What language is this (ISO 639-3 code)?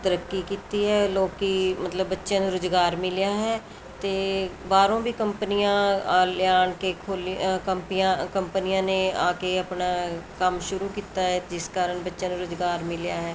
pan